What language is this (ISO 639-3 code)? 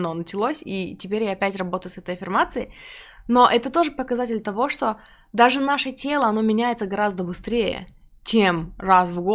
rus